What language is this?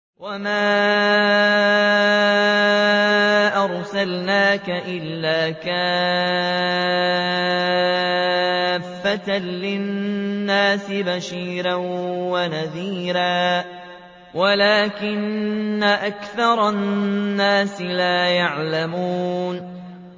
Arabic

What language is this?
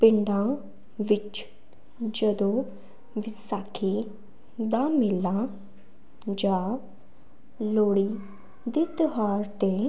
Punjabi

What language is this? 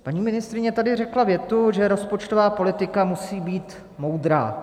Czech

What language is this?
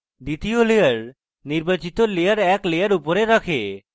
Bangla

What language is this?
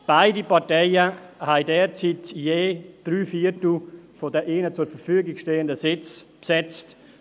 Swiss German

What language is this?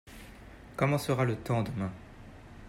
French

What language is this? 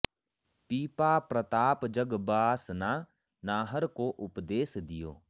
Sanskrit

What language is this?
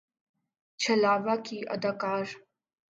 Urdu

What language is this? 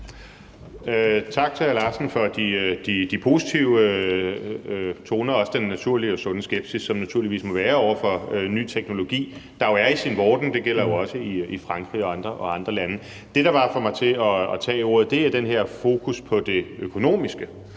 Danish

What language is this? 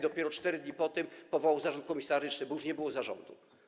Polish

